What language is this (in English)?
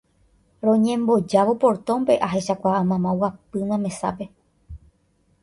Guarani